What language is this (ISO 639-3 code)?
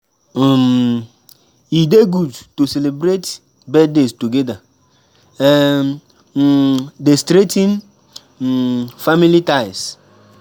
pcm